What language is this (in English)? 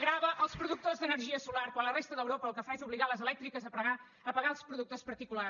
Catalan